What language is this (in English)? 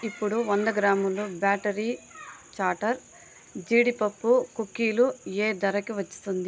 Telugu